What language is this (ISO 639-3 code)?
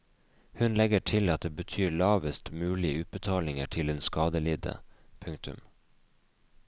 nor